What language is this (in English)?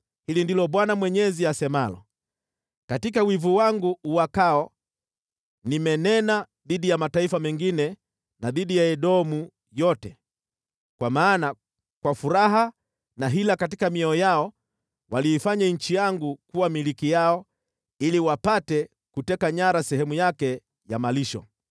Swahili